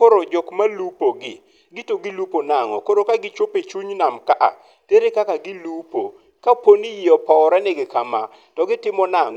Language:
Luo (Kenya and Tanzania)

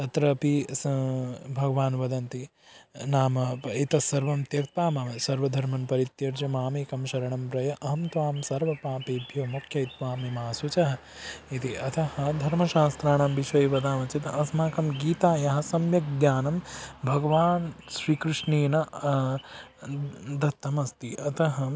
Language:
Sanskrit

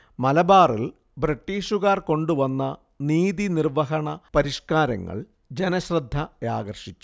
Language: Malayalam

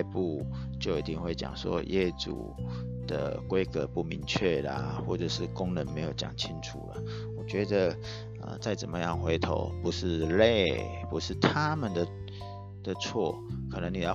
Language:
Chinese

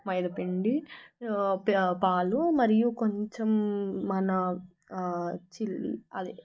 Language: Telugu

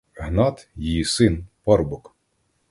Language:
Ukrainian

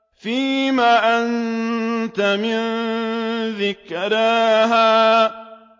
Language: Arabic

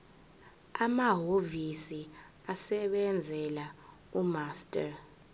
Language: Zulu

